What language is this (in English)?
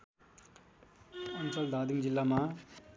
Nepali